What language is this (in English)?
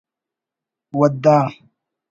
Brahui